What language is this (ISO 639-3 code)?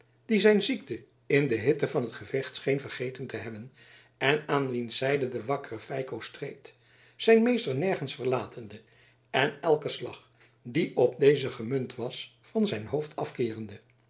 nld